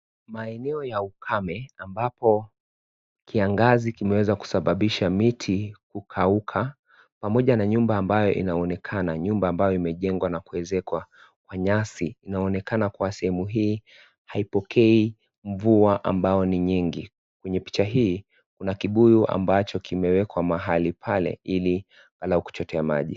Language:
Swahili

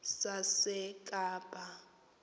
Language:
Xhosa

